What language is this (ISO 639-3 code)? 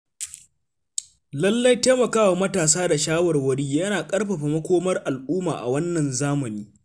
hau